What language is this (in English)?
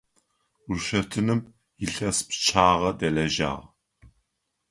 Adyghe